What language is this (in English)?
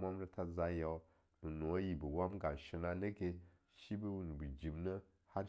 Longuda